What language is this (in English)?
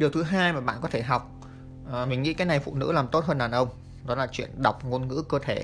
Vietnamese